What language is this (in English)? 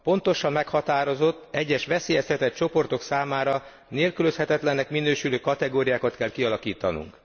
Hungarian